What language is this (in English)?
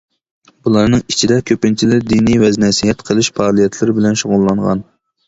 Uyghur